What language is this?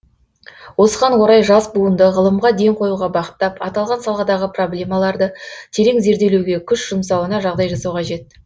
Kazakh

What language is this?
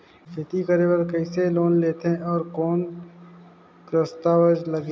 Chhattisgarhi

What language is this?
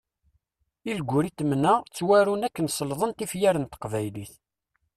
Kabyle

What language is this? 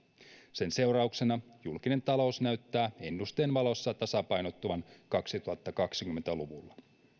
Finnish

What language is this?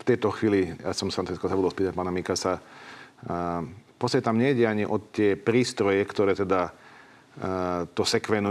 Slovak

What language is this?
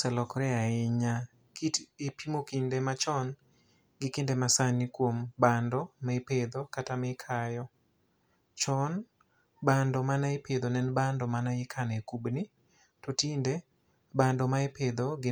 Luo (Kenya and Tanzania)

